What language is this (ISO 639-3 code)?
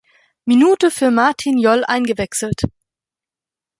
deu